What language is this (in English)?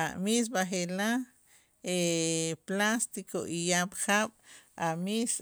Itzá